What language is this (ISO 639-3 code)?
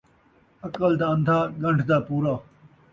skr